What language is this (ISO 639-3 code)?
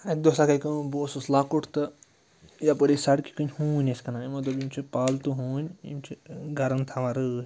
kas